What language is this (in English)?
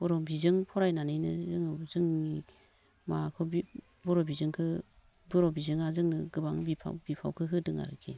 Bodo